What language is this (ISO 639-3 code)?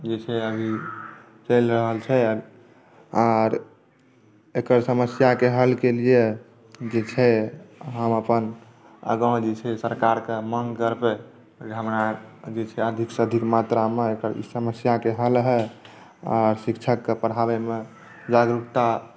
mai